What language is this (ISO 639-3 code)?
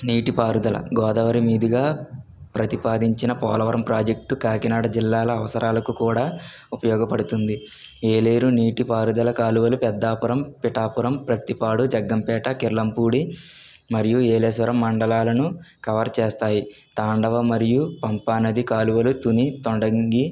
tel